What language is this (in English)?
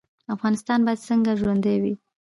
Pashto